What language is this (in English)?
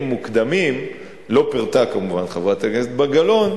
Hebrew